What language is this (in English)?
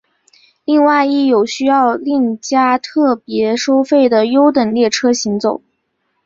Chinese